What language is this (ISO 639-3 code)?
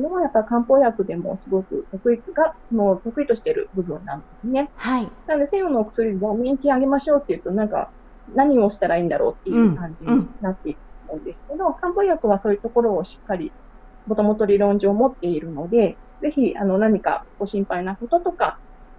jpn